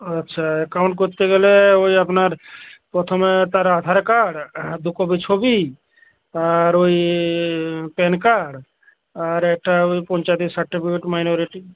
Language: Bangla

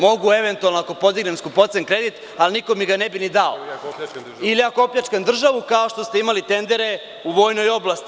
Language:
Serbian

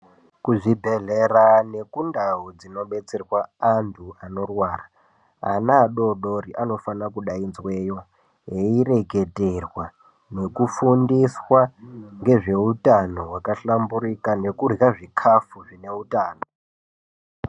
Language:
Ndau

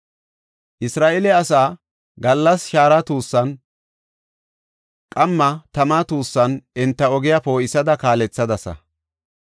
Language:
Gofa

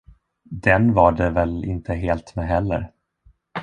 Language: Swedish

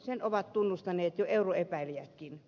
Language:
Finnish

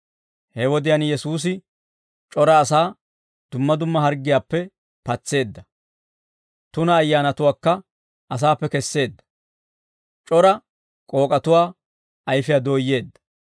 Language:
Dawro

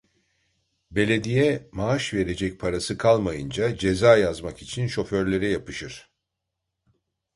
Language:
Turkish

